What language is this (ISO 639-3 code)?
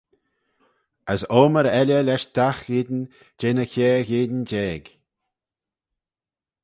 glv